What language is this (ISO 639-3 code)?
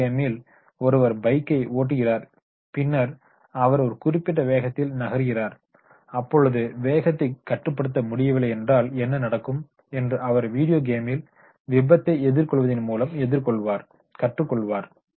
tam